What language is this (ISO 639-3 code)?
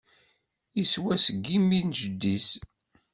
kab